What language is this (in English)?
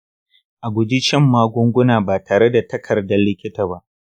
Hausa